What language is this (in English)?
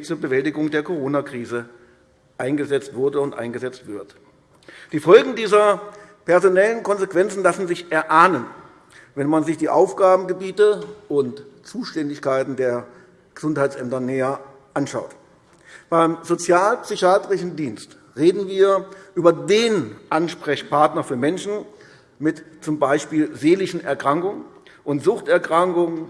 German